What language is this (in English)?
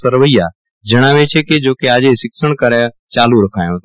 Gujarati